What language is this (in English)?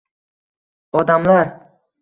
Uzbek